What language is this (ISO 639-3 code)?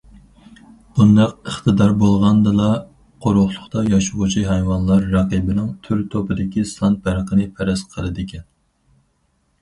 uig